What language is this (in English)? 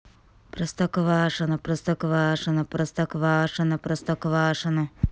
Russian